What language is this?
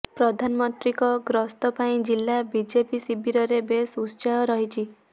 Odia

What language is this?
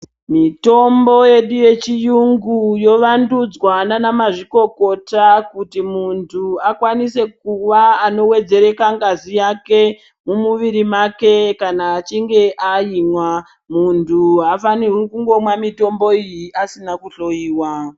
Ndau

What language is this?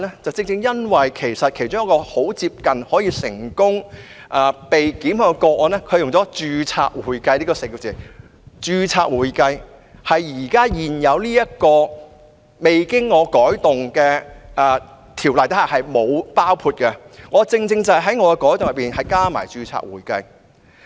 Cantonese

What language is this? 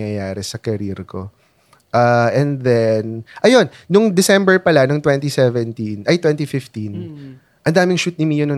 Filipino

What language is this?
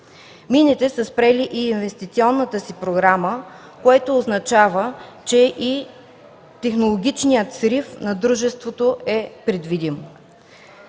Bulgarian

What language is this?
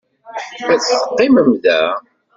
Kabyle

